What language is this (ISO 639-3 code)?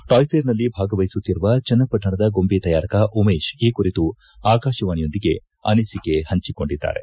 kan